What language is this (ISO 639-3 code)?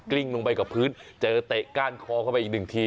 tha